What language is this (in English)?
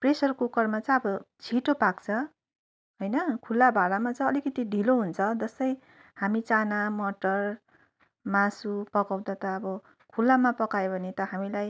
Nepali